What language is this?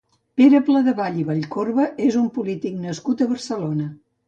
Catalan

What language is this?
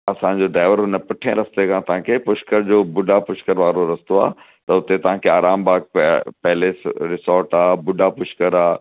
Sindhi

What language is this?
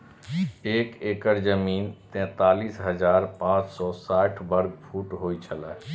Maithili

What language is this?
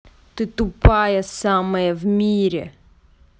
Russian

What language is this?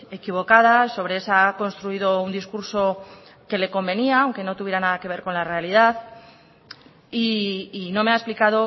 Spanish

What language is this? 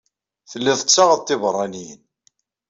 Kabyle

